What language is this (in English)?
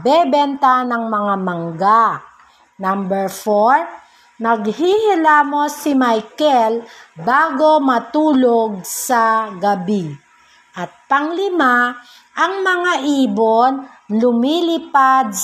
Filipino